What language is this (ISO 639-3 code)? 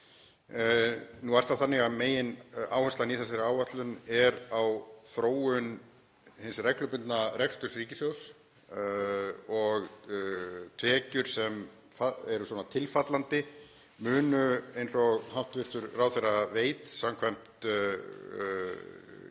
isl